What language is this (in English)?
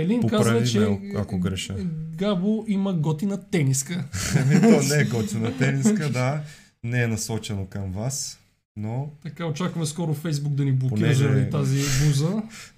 Bulgarian